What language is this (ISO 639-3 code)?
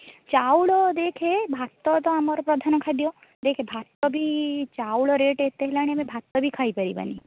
ori